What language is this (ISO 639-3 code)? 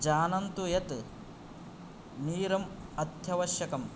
san